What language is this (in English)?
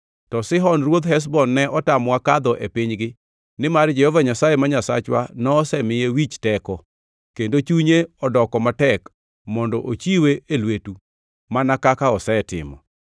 Luo (Kenya and Tanzania)